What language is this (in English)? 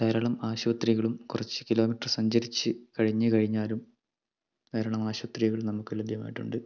Malayalam